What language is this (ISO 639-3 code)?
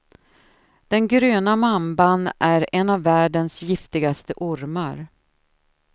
swe